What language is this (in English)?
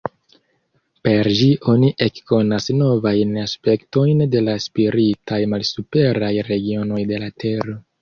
Esperanto